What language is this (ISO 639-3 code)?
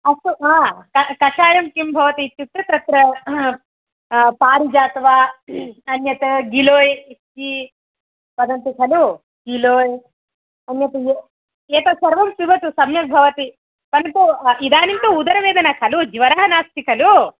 san